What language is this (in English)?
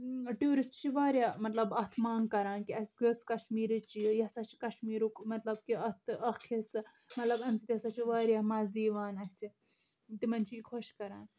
Kashmiri